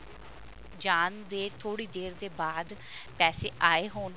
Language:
Punjabi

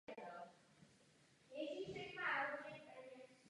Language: Czech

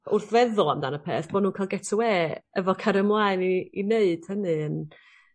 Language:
Welsh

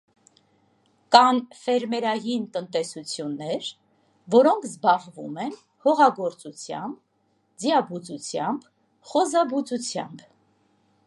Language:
Armenian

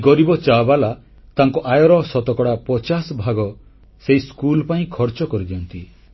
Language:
Odia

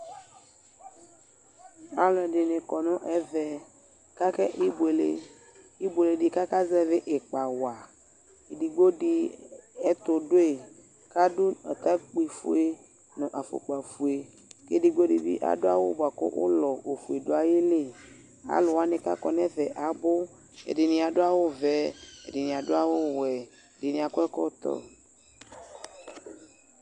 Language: Ikposo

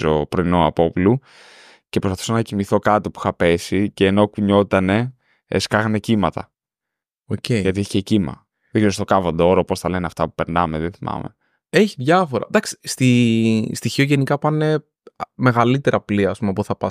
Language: Greek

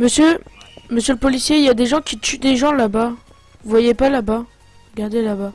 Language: French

